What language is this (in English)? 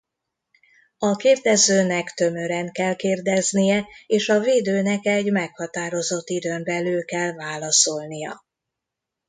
Hungarian